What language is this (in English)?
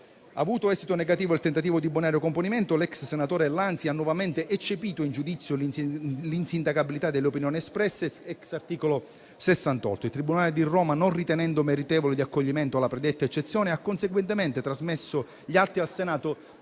Italian